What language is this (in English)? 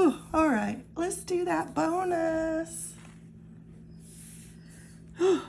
English